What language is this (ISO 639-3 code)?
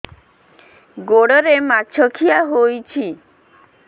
ori